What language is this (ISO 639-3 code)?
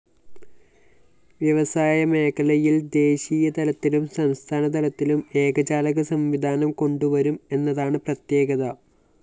mal